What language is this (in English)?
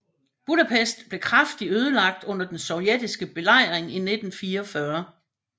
Danish